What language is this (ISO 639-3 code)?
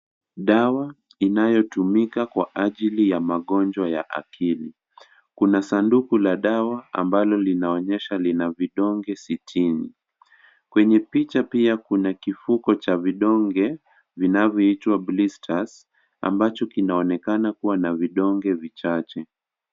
swa